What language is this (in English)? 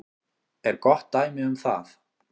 Icelandic